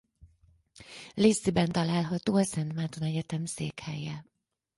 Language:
Hungarian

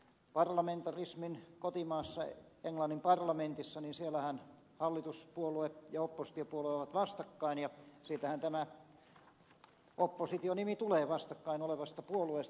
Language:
Finnish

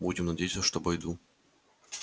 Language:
Russian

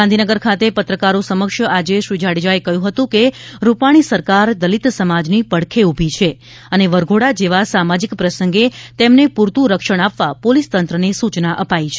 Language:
Gujarati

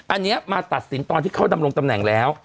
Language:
Thai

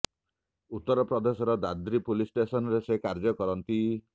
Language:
Odia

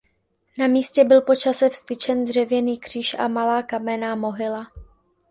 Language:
Czech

